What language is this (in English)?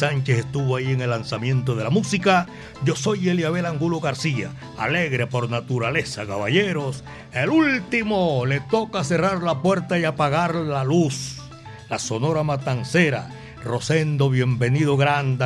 Spanish